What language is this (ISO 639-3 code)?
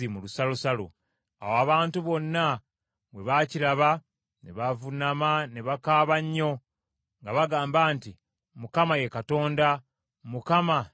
lug